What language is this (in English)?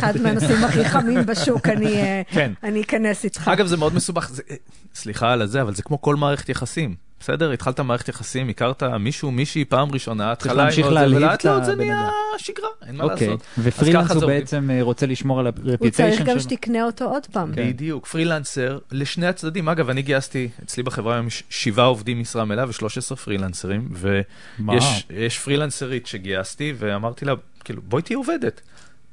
Hebrew